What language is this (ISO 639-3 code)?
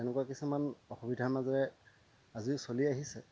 asm